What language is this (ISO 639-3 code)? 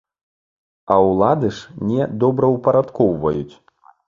bel